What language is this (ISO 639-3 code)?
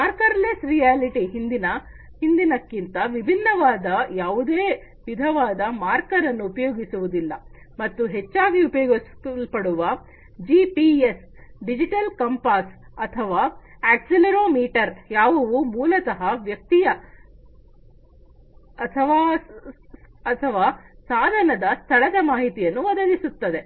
kan